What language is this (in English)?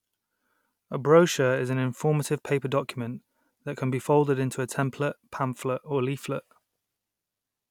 English